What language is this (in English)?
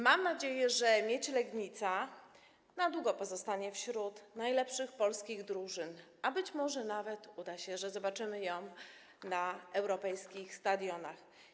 Polish